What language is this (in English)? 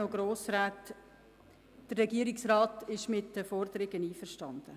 Swiss German